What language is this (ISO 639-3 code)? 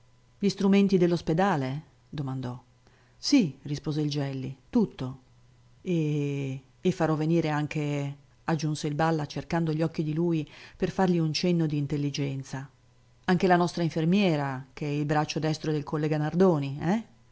ita